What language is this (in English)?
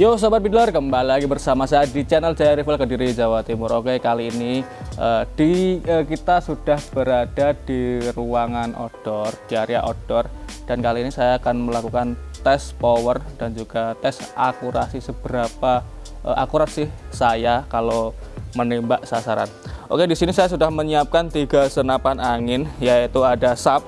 Indonesian